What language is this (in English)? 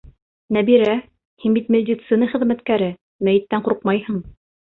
Bashkir